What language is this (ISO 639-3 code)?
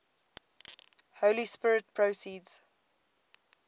eng